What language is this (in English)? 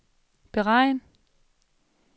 Danish